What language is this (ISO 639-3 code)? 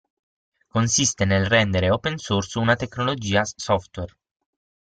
ita